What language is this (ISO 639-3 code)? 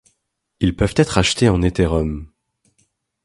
fra